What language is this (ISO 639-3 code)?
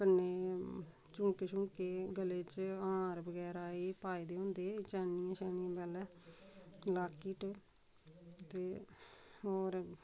doi